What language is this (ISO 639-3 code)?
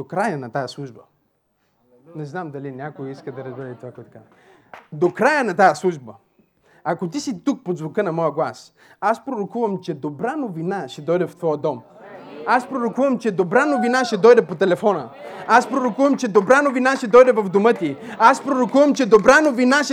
bul